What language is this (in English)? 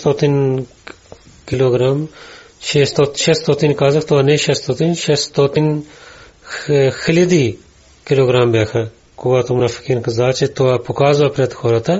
Bulgarian